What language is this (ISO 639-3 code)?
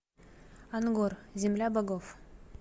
rus